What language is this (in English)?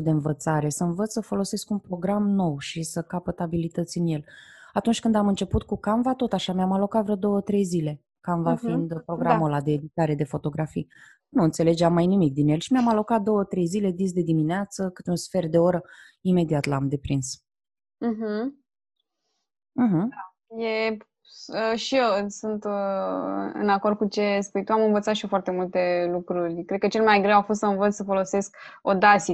Romanian